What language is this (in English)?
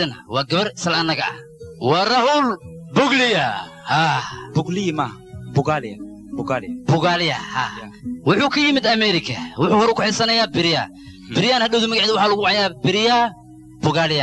Arabic